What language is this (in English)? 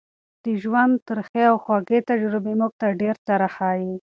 Pashto